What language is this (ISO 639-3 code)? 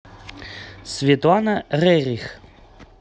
rus